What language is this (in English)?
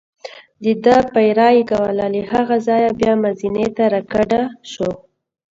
Pashto